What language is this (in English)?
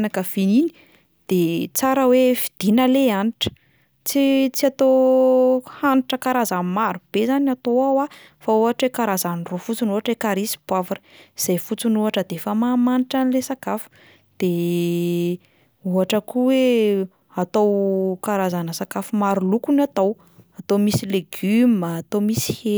Malagasy